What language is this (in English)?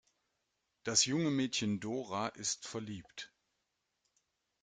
German